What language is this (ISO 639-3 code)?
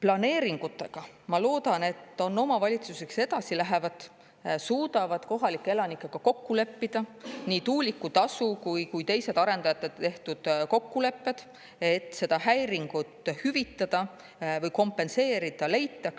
est